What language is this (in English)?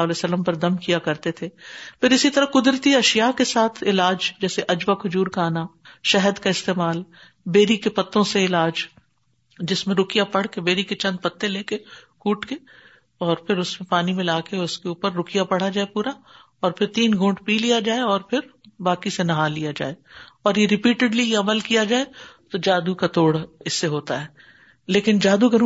Urdu